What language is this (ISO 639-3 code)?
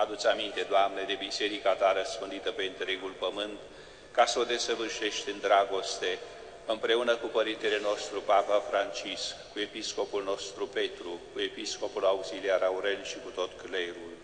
ron